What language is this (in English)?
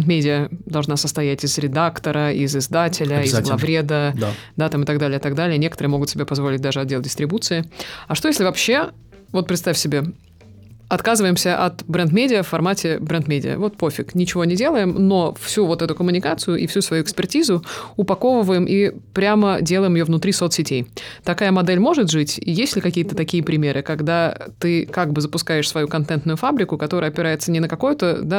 Russian